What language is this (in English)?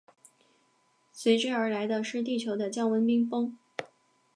Chinese